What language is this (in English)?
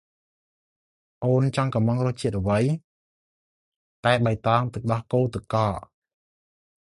Khmer